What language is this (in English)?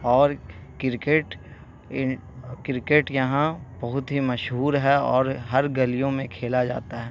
Urdu